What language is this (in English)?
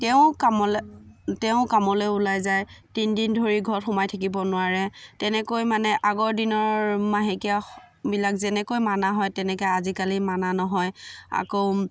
Assamese